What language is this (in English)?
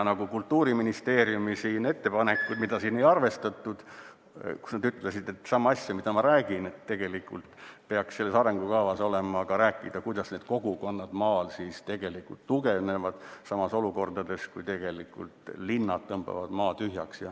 Estonian